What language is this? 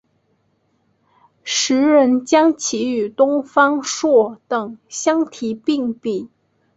Chinese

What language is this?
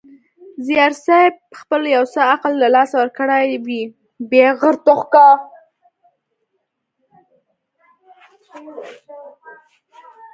Pashto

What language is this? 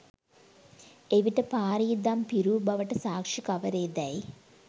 Sinhala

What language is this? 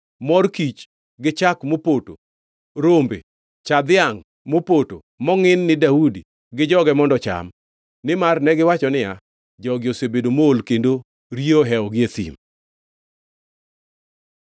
Luo (Kenya and Tanzania)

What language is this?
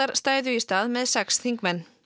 Icelandic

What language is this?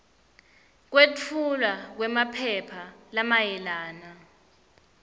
Swati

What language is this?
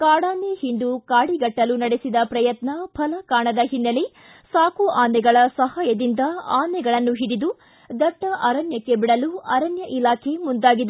Kannada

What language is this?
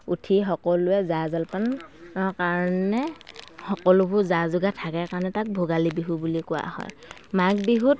Assamese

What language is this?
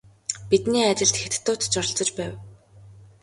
Mongolian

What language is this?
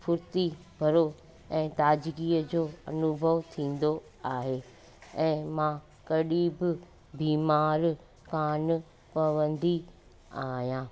Sindhi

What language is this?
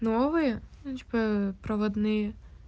Russian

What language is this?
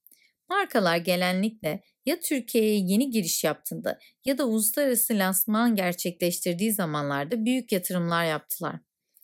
Turkish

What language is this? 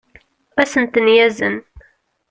Kabyle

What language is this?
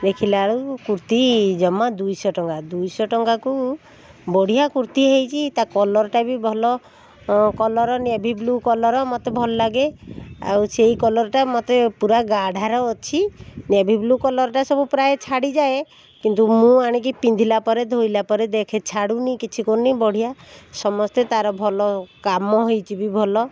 Odia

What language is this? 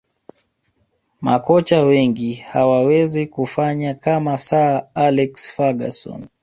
Swahili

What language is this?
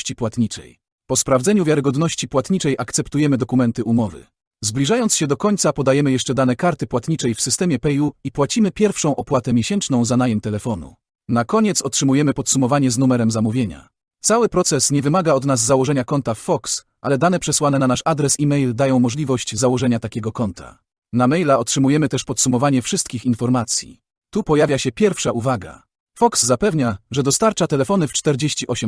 Polish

